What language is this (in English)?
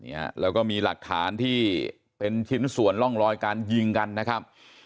Thai